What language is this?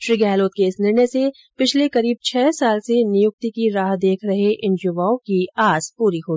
Hindi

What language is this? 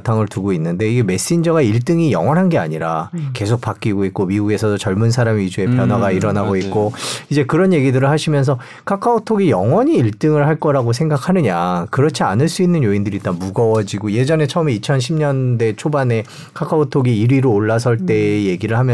Korean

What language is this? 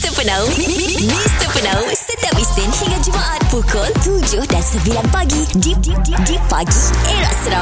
Malay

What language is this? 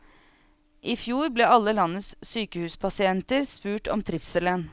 Norwegian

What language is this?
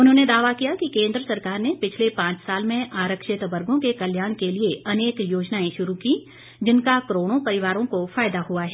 Hindi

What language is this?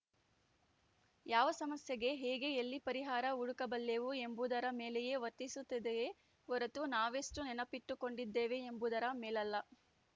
Kannada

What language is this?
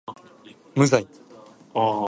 Japanese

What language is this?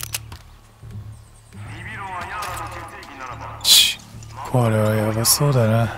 Japanese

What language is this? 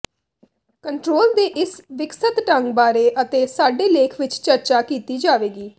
Punjabi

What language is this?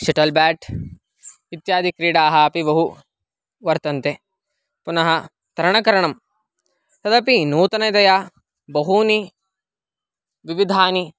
Sanskrit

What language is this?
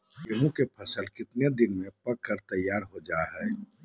Magahi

